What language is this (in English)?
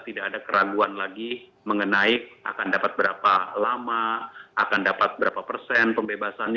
Indonesian